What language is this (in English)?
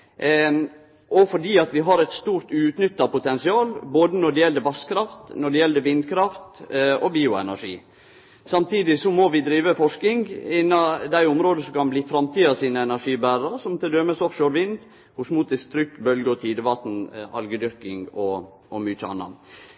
Norwegian Nynorsk